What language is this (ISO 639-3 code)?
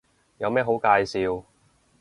yue